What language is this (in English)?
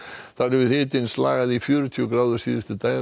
Icelandic